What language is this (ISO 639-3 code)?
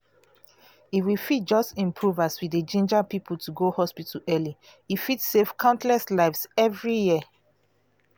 pcm